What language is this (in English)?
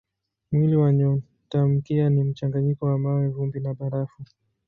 Swahili